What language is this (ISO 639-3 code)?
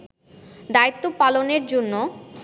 ben